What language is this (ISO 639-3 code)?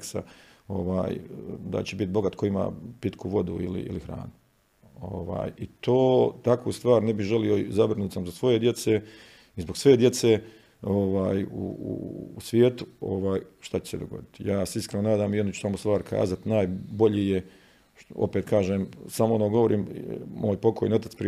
hrv